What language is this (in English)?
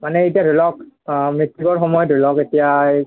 Assamese